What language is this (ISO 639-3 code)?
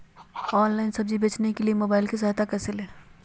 mag